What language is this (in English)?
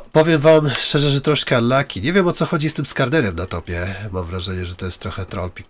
Polish